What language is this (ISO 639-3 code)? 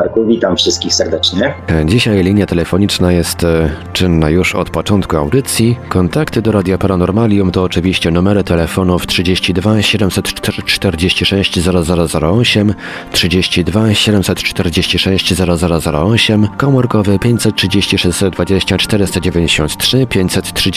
pol